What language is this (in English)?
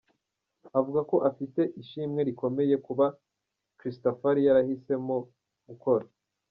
Kinyarwanda